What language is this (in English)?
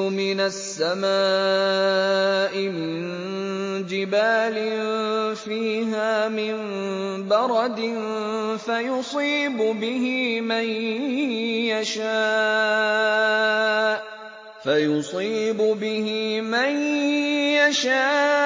Arabic